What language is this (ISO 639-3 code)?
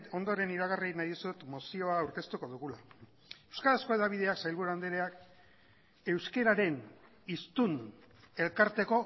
eus